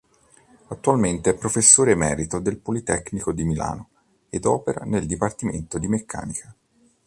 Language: Italian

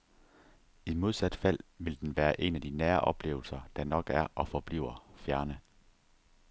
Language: Danish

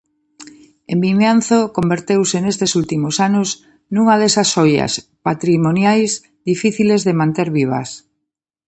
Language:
Galician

